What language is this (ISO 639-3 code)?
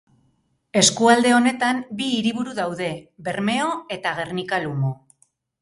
eus